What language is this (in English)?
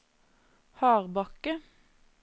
Norwegian